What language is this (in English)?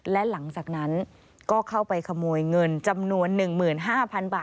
Thai